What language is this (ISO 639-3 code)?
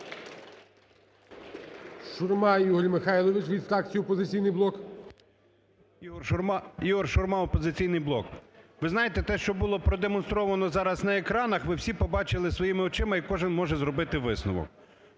ukr